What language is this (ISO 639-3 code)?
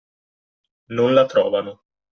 ita